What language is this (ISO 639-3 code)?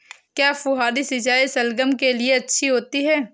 hin